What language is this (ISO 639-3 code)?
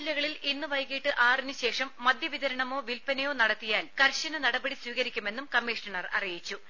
mal